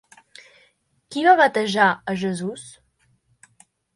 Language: Catalan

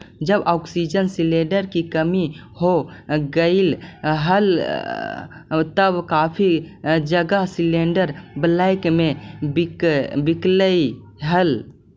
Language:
Magahi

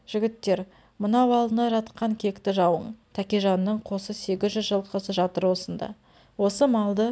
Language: Kazakh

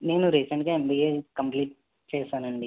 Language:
Telugu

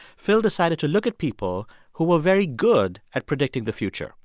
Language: English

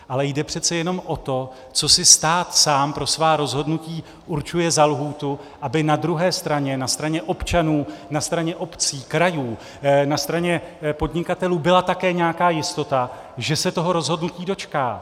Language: Czech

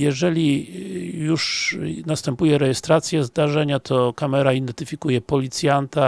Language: Polish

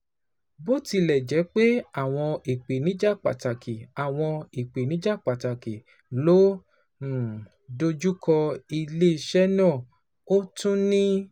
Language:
Yoruba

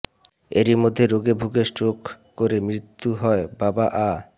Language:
Bangla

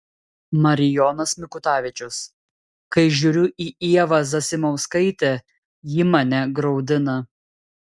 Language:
Lithuanian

